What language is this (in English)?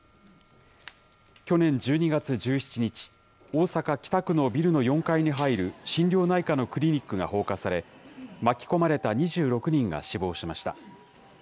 Japanese